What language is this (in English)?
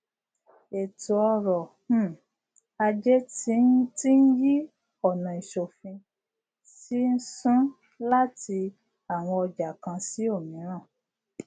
Yoruba